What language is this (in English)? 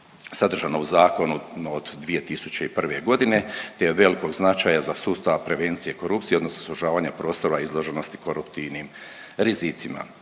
Croatian